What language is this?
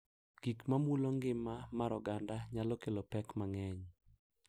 Luo (Kenya and Tanzania)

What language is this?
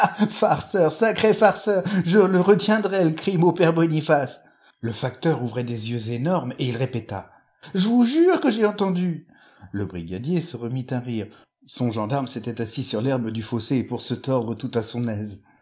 French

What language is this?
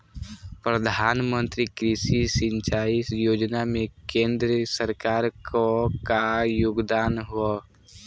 Bhojpuri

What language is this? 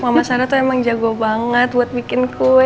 Indonesian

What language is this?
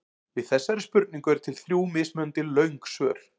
Icelandic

